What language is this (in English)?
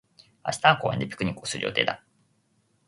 Japanese